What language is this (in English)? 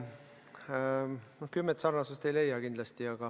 Estonian